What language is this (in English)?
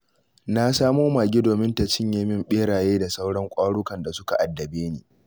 Hausa